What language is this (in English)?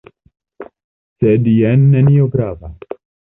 Esperanto